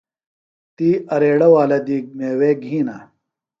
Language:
Phalura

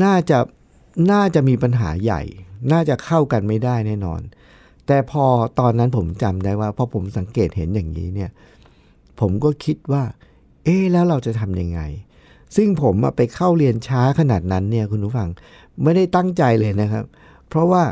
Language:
Thai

